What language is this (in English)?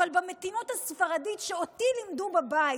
Hebrew